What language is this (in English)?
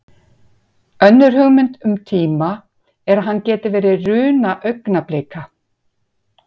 Icelandic